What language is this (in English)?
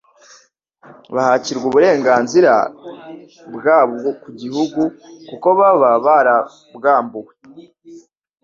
Kinyarwanda